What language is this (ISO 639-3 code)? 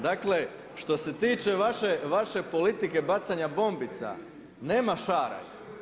hrv